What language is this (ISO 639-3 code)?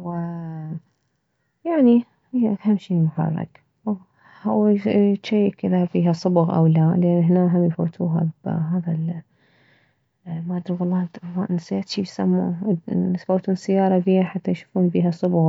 acm